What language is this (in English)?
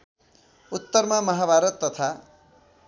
Nepali